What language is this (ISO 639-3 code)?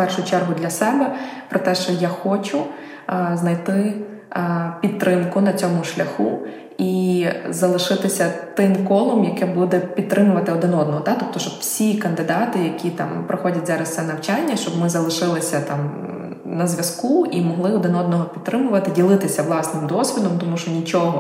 ukr